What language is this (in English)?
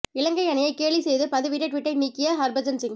Tamil